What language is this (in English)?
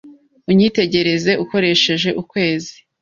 Kinyarwanda